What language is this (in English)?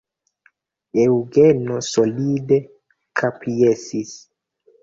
Esperanto